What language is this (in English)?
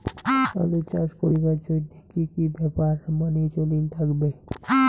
Bangla